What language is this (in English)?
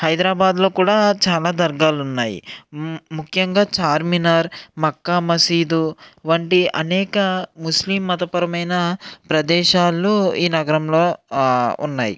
Telugu